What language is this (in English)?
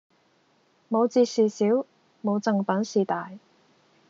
Cantonese